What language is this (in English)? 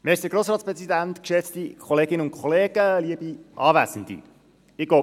Swiss German